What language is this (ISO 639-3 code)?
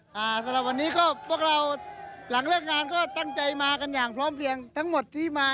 tha